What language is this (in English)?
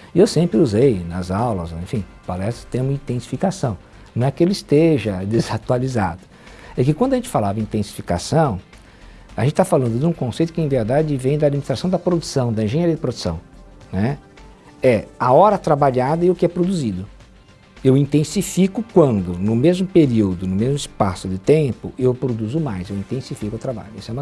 Portuguese